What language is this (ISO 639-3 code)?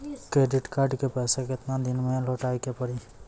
mai